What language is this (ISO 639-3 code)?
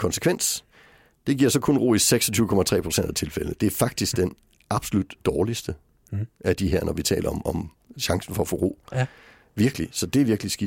dan